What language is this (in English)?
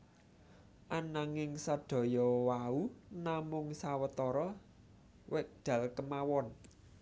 Javanese